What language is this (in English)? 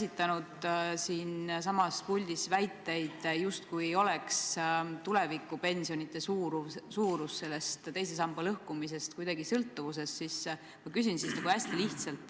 Estonian